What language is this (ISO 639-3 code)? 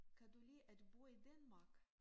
dan